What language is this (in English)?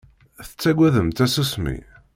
Kabyle